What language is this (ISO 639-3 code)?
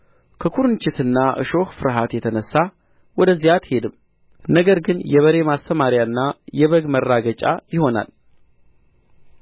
amh